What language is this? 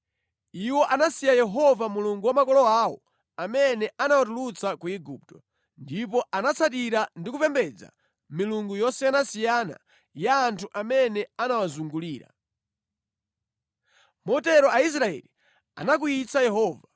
Nyanja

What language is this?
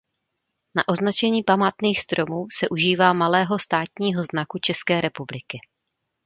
Czech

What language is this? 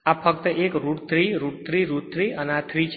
Gujarati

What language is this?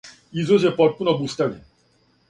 Serbian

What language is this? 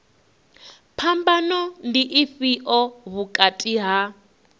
Venda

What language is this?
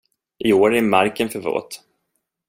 Swedish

